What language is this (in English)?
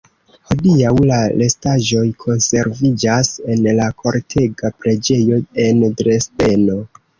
Esperanto